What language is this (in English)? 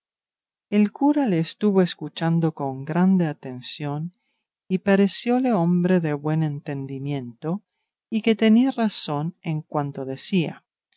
Spanish